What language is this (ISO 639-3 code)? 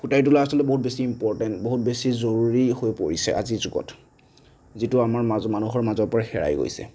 asm